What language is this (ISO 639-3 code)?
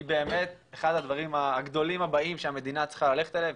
heb